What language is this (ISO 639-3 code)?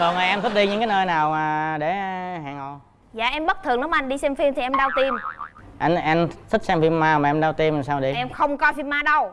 vie